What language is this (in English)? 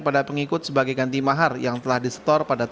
Indonesian